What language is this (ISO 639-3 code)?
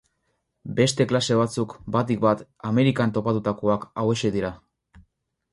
eus